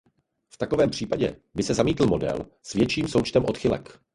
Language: Czech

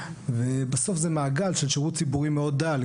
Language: Hebrew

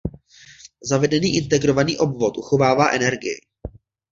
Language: Czech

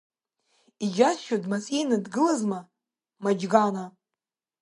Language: Abkhazian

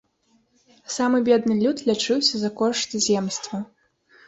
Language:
Belarusian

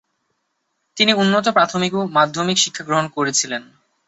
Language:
Bangla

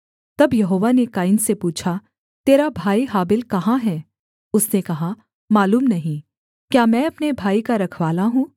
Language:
Hindi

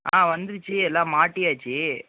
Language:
Tamil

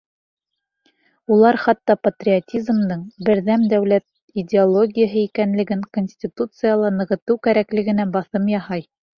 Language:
Bashkir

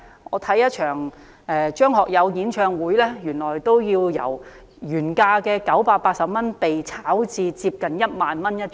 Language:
Cantonese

